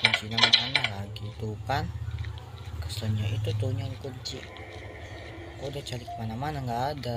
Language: Indonesian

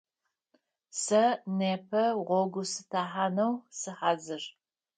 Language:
Adyghe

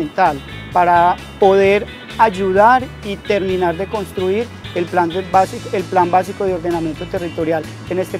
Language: Spanish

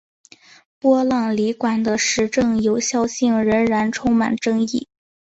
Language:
Chinese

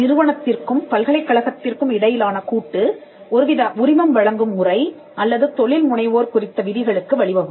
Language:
Tamil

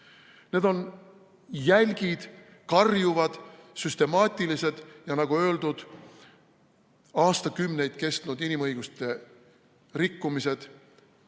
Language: Estonian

